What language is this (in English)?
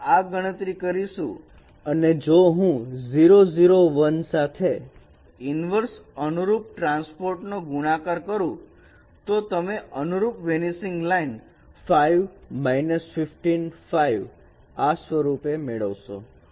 Gujarati